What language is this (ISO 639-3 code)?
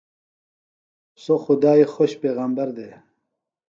phl